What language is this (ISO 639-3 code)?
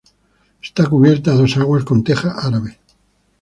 spa